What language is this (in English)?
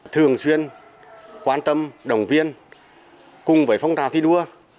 Vietnamese